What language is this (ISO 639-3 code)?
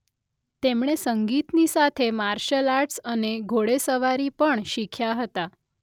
guj